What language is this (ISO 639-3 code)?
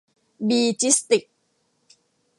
tha